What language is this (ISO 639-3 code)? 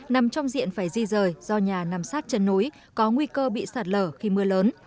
vie